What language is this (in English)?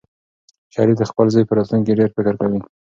Pashto